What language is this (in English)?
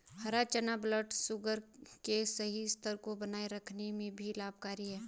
Hindi